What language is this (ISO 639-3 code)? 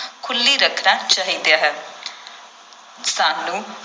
pan